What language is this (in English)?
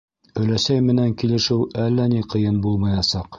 Bashkir